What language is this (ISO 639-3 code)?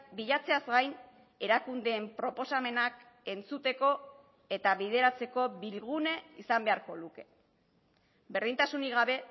eus